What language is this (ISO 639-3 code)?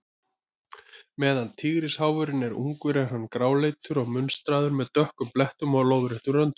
isl